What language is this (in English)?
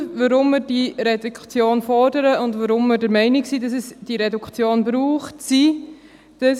Swiss German